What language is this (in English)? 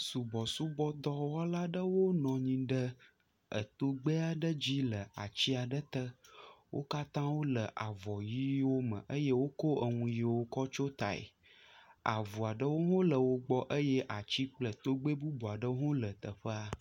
Ewe